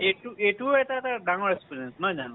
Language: Assamese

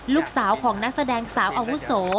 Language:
Thai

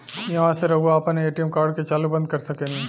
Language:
Bhojpuri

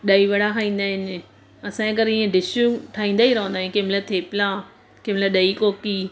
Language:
Sindhi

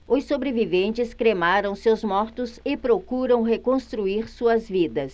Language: Portuguese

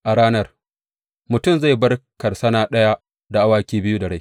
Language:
Hausa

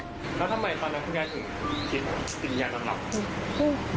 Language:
Thai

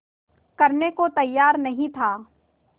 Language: Hindi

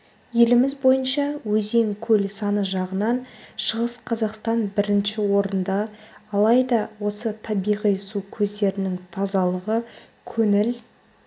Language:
Kazakh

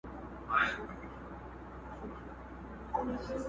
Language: Pashto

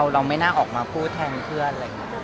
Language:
Thai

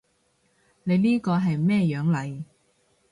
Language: Cantonese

